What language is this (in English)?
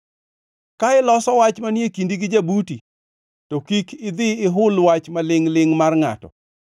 Luo (Kenya and Tanzania)